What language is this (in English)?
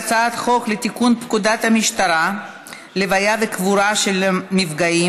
Hebrew